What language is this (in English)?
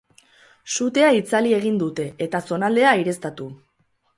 Basque